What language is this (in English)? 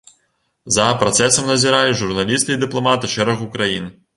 Belarusian